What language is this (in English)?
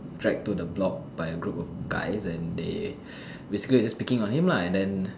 English